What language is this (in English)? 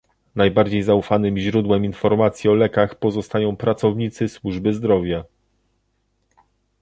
Polish